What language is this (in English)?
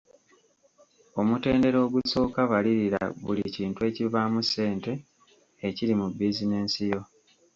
Ganda